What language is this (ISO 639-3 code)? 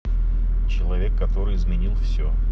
rus